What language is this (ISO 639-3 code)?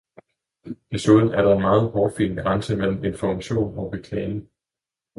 dan